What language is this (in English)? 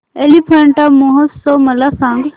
Marathi